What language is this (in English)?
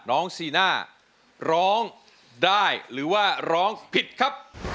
Thai